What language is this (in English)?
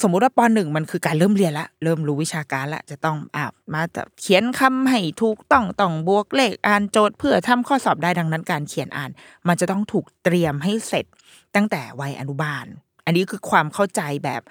Thai